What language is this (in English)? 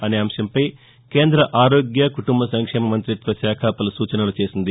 Telugu